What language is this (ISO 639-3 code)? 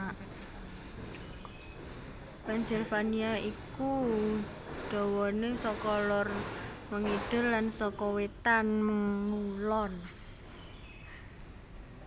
jav